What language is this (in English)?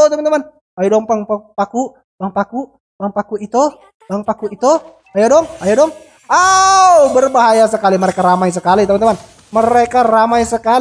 Indonesian